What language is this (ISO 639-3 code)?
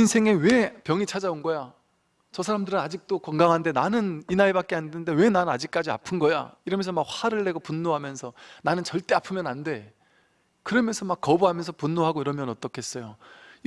kor